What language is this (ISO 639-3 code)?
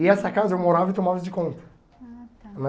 por